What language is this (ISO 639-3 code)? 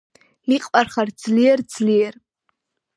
kat